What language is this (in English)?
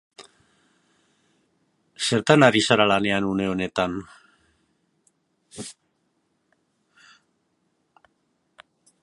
Basque